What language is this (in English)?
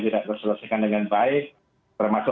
Indonesian